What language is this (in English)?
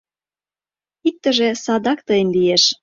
Mari